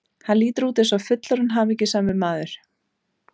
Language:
Icelandic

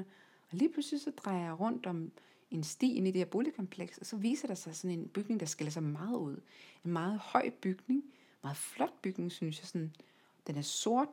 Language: Danish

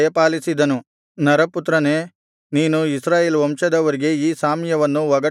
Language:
Kannada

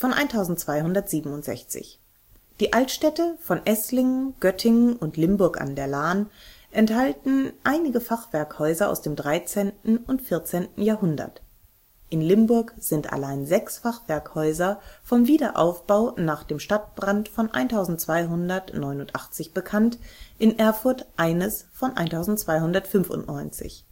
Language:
German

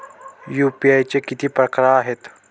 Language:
Marathi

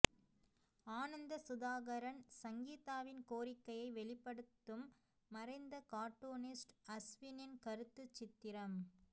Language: Tamil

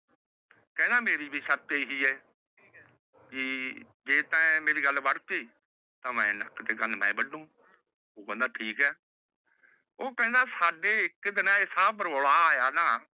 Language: Punjabi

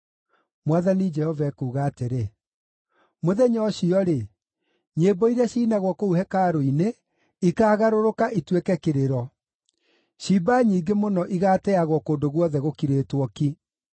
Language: Kikuyu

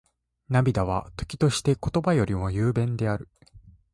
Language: Japanese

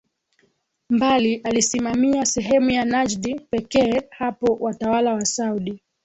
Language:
Swahili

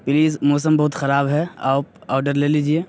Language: Urdu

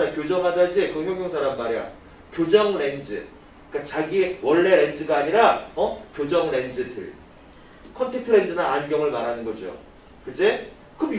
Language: Korean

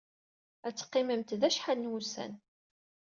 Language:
Kabyle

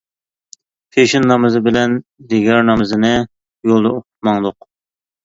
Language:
Uyghur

